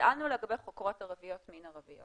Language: Hebrew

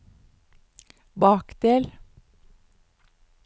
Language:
Norwegian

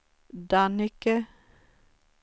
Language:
Swedish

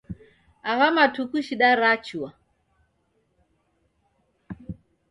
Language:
Taita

